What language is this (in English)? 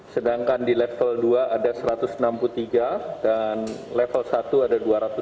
Indonesian